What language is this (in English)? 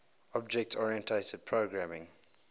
English